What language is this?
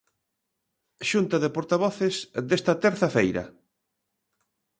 Galician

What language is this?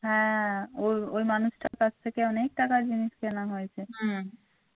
Bangla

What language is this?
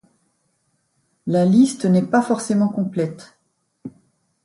French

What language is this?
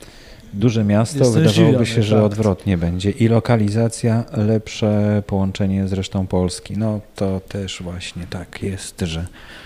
Polish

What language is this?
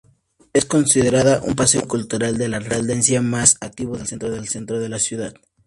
Spanish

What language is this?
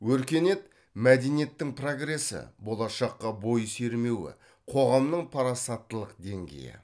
Kazakh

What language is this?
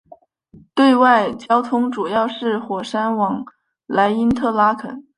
Chinese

